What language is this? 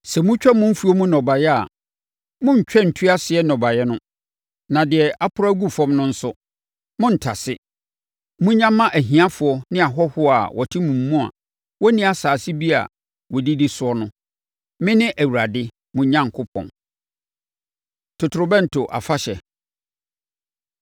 Akan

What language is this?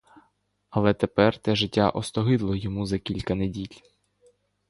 Ukrainian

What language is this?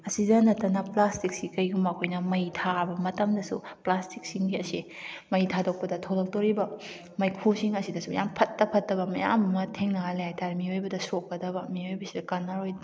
Manipuri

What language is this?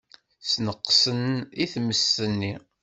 Kabyle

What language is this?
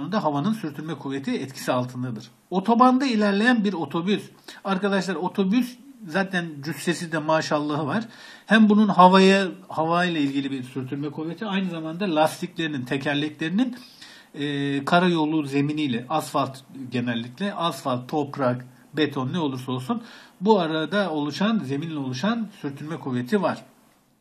Turkish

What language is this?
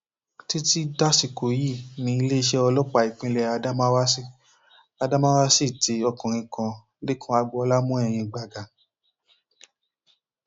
Yoruba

